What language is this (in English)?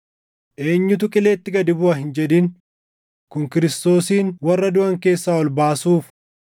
Oromo